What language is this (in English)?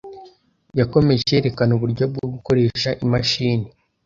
Kinyarwanda